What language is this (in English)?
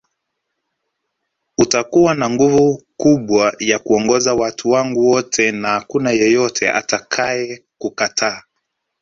Swahili